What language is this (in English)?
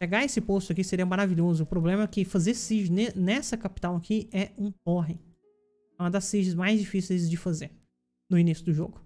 Portuguese